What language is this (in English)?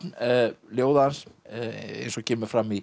Icelandic